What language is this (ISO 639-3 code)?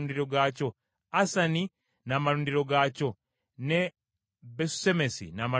lug